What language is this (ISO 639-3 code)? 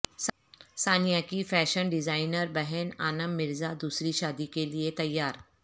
urd